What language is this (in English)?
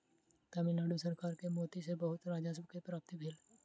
Maithili